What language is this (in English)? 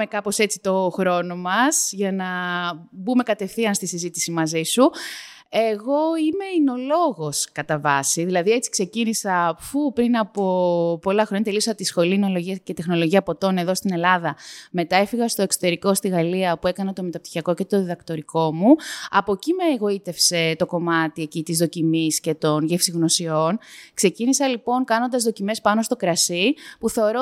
Greek